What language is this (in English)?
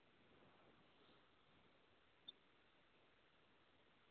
Maithili